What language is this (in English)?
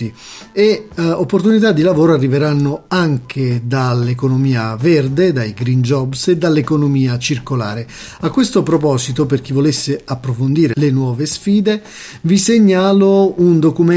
Italian